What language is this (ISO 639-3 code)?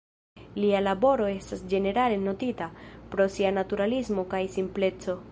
epo